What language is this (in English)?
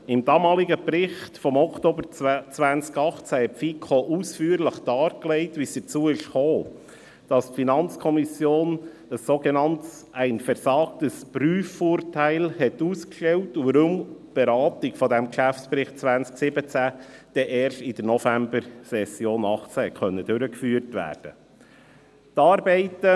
Swiss German